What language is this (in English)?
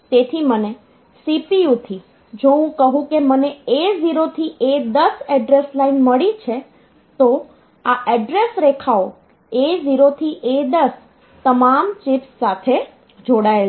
Gujarati